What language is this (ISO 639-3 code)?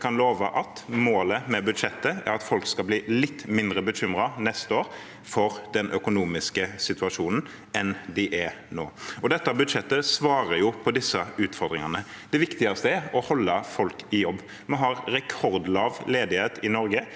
nor